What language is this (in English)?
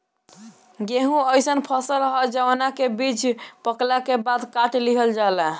Bhojpuri